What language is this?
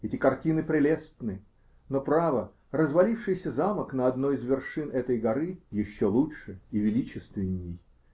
Russian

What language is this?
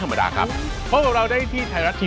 Thai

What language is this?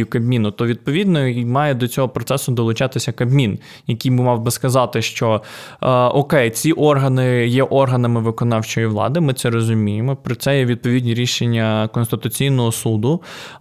Ukrainian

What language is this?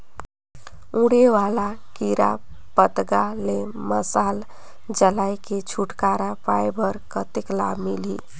Chhattisgarhi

